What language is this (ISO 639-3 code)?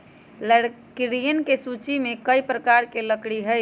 mag